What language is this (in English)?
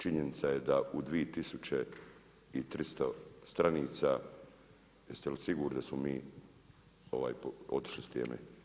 Croatian